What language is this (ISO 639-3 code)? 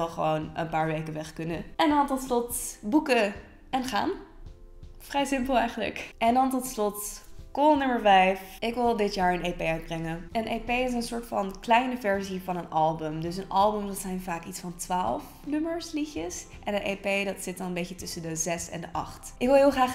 nld